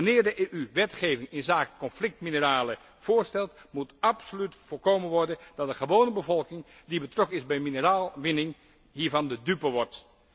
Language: Dutch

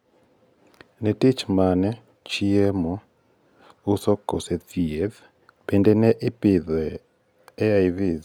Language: Luo (Kenya and Tanzania)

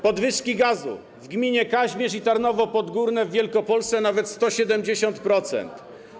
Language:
Polish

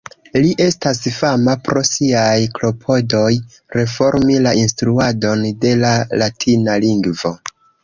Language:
Esperanto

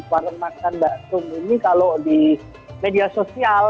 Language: Indonesian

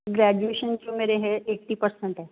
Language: Punjabi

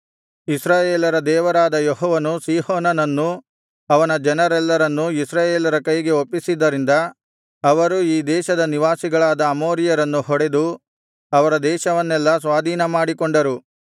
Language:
Kannada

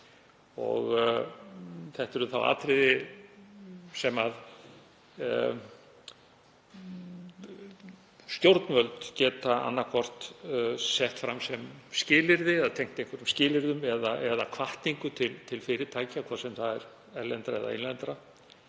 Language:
Icelandic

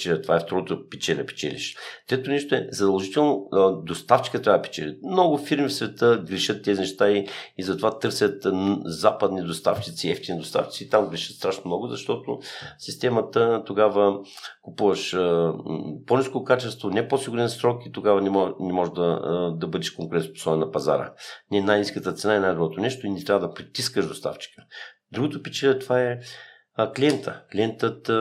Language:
Bulgarian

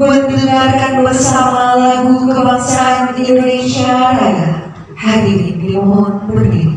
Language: Indonesian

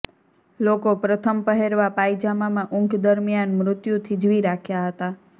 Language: Gujarati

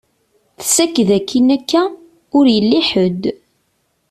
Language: Kabyle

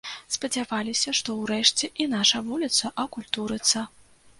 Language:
Belarusian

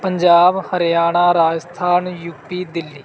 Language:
Punjabi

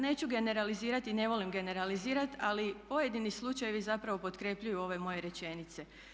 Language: Croatian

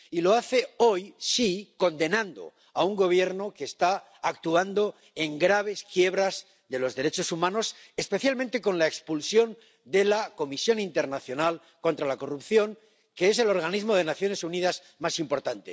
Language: Spanish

